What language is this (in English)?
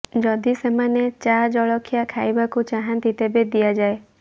Odia